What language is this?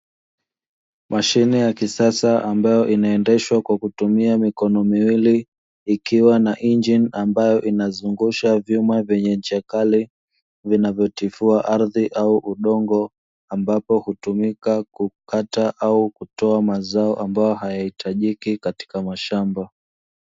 Swahili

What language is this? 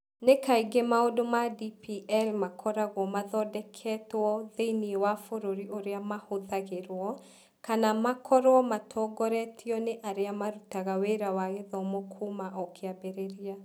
Kikuyu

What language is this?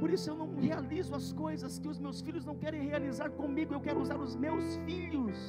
Portuguese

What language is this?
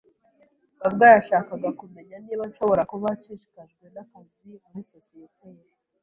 Kinyarwanda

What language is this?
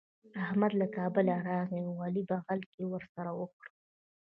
Pashto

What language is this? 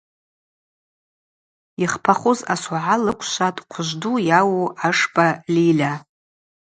Abaza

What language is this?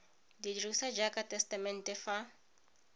Tswana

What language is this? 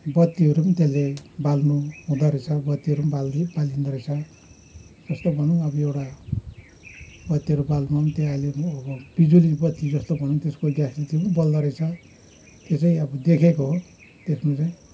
Nepali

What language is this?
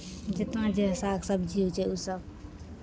Maithili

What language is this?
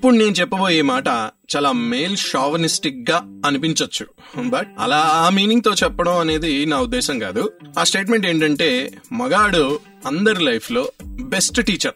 Telugu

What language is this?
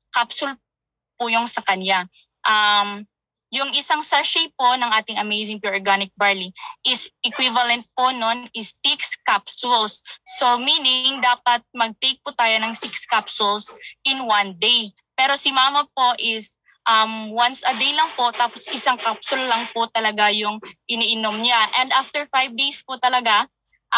Filipino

